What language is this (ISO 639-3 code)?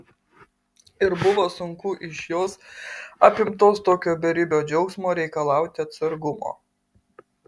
lit